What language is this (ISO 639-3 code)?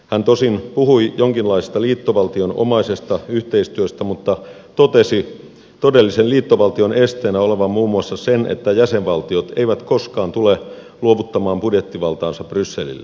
fin